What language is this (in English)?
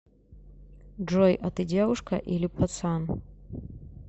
Russian